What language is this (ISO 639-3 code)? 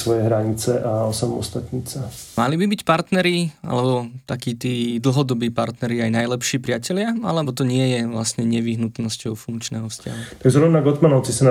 slk